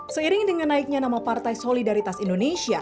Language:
Indonesian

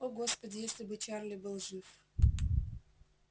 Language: Russian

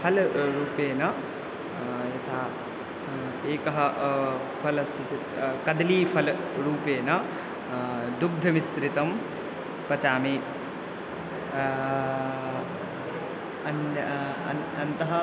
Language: Sanskrit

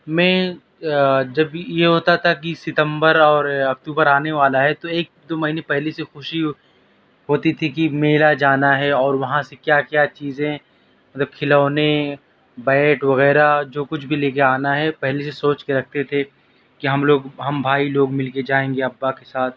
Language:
Urdu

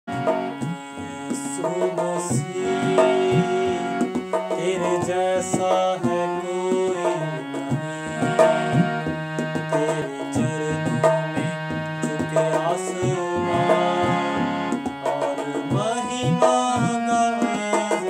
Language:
Indonesian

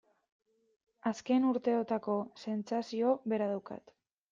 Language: Basque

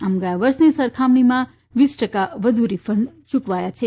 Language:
Gujarati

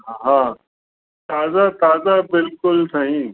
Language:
Sindhi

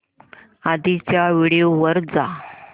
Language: Marathi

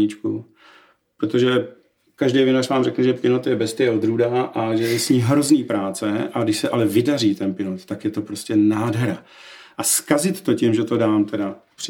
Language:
Czech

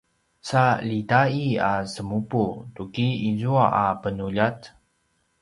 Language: Paiwan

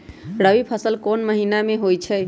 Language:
Magahi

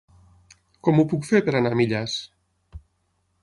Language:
Catalan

